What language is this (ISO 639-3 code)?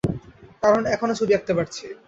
ben